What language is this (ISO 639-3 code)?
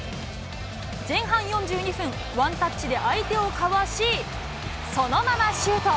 jpn